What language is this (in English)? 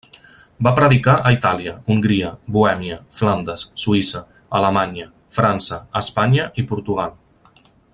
Catalan